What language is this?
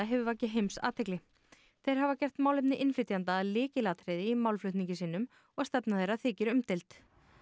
Icelandic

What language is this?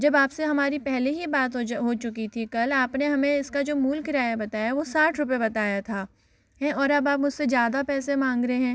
Hindi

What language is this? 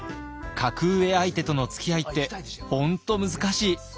Japanese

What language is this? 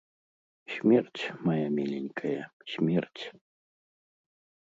Belarusian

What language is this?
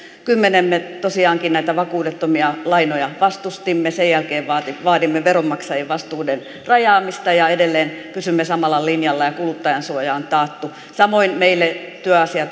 Finnish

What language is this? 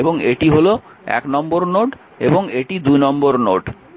Bangla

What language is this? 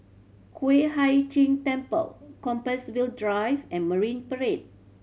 English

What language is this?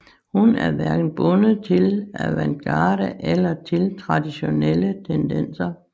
Danish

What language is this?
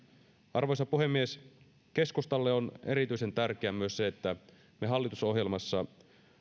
Finnish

